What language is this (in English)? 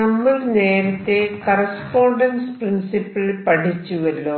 Malayalam